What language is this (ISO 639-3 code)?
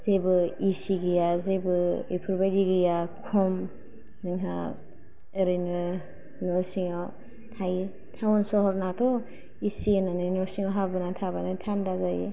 brx